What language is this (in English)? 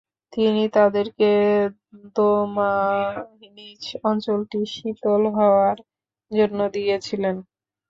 Bangla